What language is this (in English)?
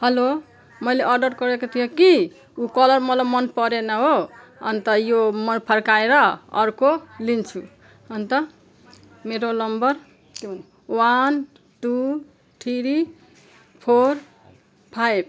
Nepali